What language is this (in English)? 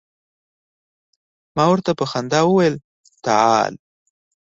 Pashto